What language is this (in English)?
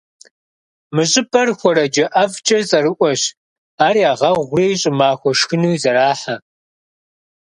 Kabardian